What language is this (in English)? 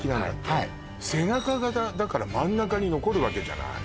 Japanese